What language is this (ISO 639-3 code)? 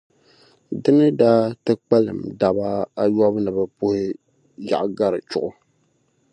dag